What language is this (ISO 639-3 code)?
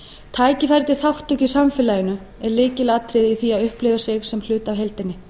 isl